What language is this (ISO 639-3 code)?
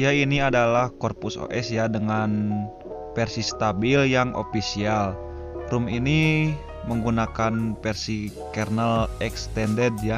ind